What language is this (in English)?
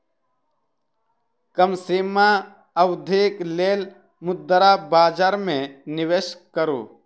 Maithili